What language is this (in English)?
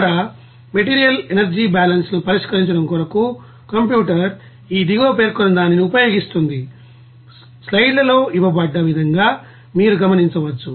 Telugu